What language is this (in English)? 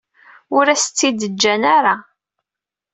Kabyle